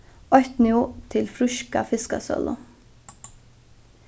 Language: Faroese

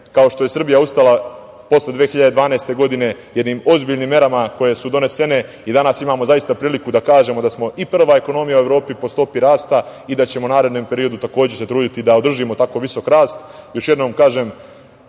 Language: Serbian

